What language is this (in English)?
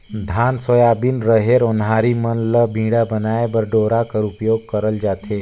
Chhattisgarhi